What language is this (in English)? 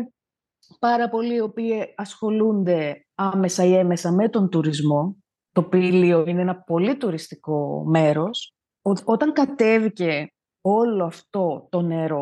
Greek